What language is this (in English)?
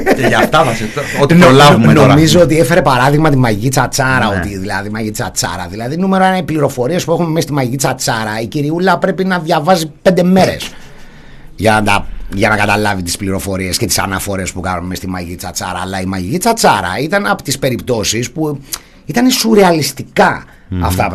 Greek